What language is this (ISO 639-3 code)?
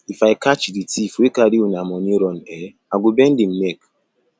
pcm